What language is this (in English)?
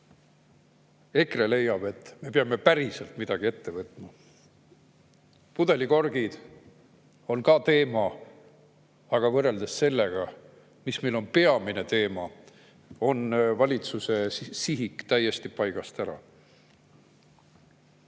Estonian